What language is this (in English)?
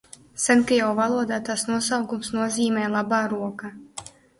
Latvian